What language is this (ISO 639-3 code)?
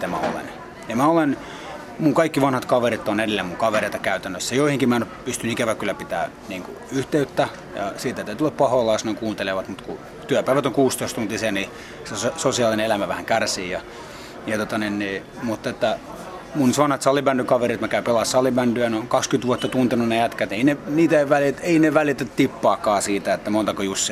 fin